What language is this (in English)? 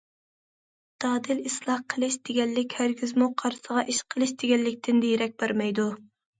Uyghur